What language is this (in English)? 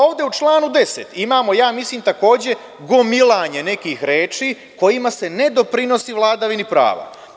Serbian